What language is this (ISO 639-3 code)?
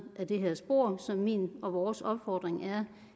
dan